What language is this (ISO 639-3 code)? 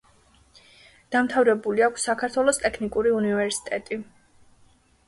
kat